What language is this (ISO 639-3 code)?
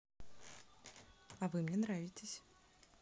rus